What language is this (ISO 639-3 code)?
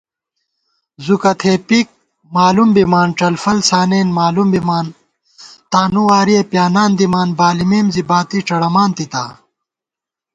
gwt